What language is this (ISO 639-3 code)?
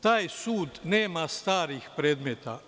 srp